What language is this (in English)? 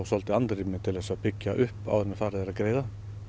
Icelandic